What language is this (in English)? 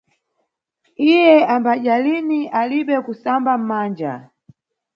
Nyungwe